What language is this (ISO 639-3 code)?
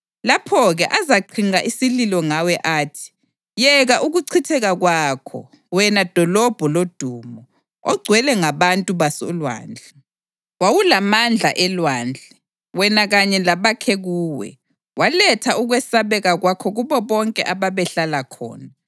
nde